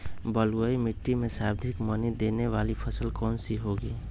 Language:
Magahi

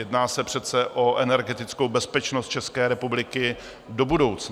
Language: Czech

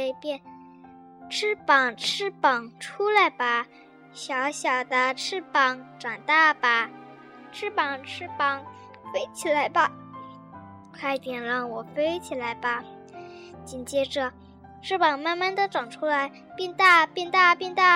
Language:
Chinese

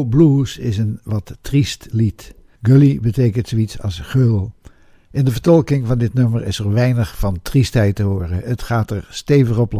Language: Dutch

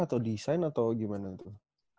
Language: Indonesian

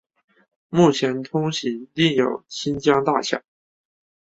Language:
Chinese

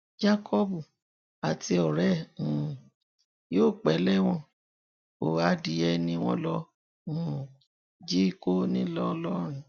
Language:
Yoruba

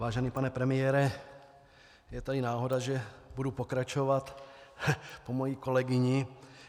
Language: Czech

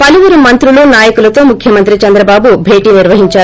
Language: Telugu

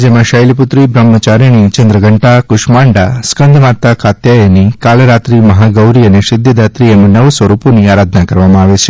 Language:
Gujarati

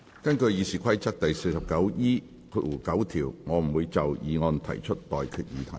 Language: Cantonese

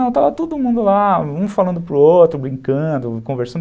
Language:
Portuguese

